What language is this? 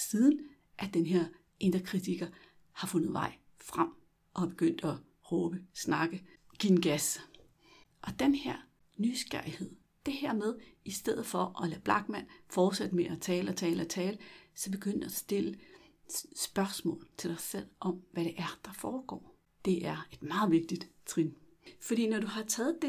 Danish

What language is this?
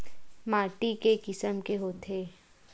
Chhattisgarhi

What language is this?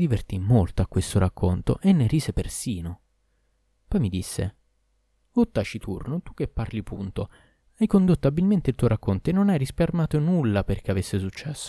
Italian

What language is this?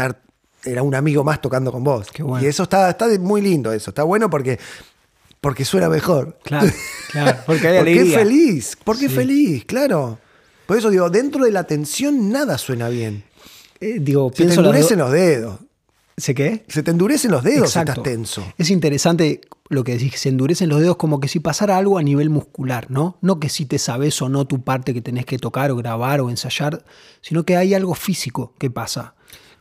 Spanish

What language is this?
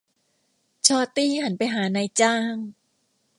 Thai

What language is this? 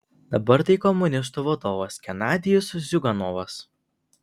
Lithuanian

